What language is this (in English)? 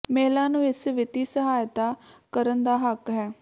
Punjabi